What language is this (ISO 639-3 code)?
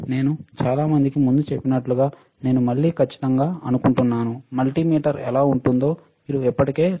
tel